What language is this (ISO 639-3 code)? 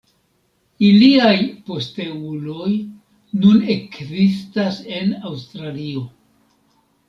epo